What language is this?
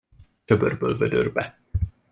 Hungarian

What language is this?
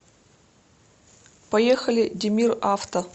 Russian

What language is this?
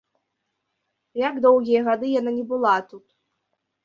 Belarusian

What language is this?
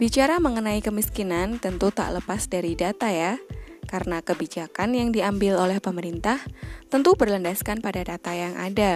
Indonesian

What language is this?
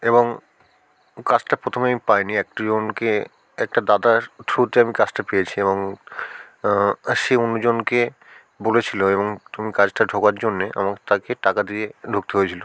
Bangla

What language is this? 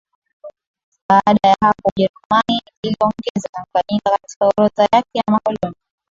Swahili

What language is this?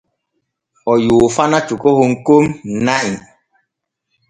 Borgu Fulfulde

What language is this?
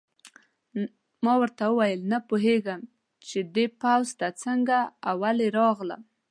Pashto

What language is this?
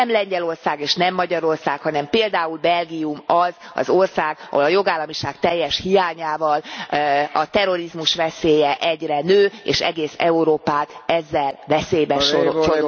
Hungarian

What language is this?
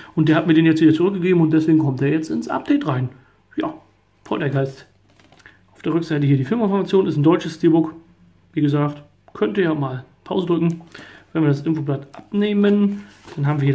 German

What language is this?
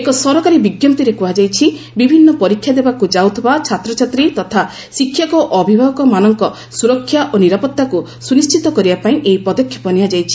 Odia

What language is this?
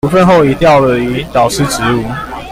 Chinese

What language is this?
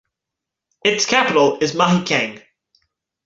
English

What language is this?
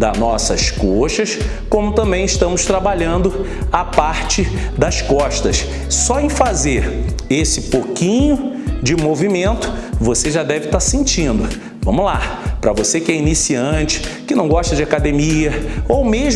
Portuguese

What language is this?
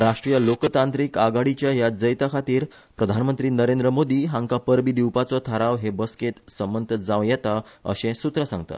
Konkani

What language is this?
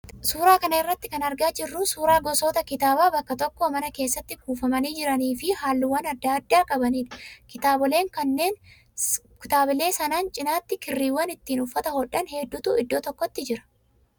Oromo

